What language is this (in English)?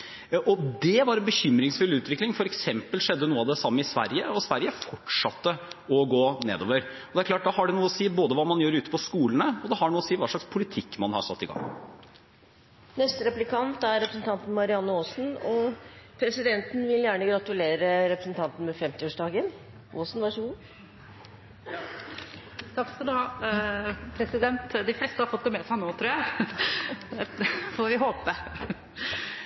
Norwegian